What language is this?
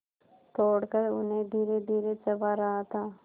Hindi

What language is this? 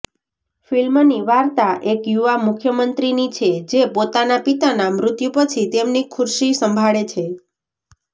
Gujarati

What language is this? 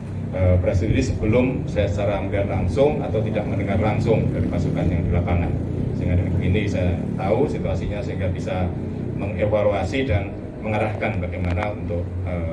Indonesian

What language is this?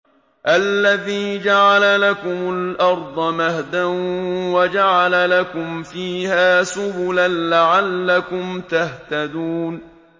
Arabic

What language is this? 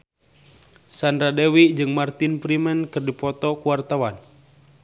Sundanese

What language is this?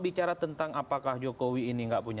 Indonesian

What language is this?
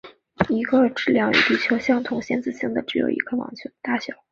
Chinese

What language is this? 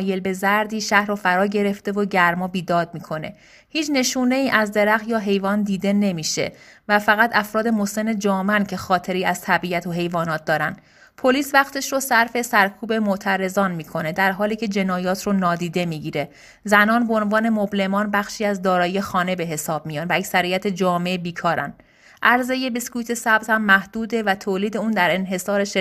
Persian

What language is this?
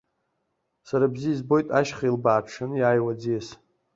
Abkhazian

